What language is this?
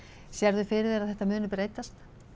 Icelandic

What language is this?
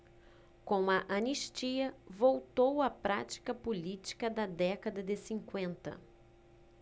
Portuguese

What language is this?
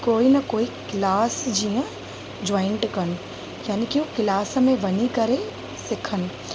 Sindhi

